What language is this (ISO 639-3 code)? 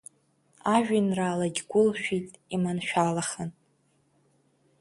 abk